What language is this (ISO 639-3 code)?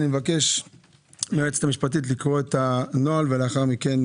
heb